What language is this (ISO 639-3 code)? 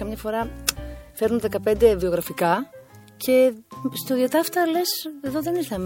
ell